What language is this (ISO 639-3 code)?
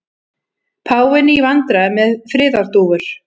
isl